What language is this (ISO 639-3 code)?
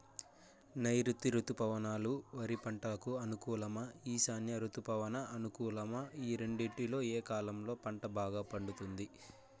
tel